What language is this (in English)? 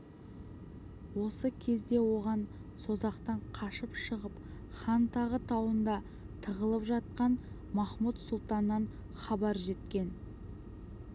Kazakh